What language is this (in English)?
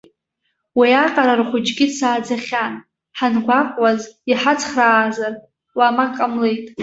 Abkhazian